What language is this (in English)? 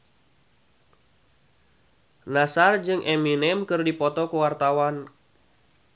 Sundanese